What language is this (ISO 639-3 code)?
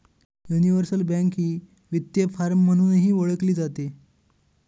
mar